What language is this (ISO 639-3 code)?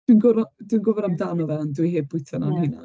cym